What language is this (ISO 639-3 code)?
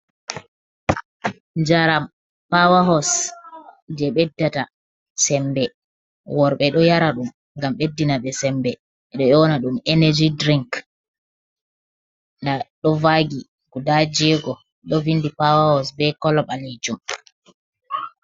ful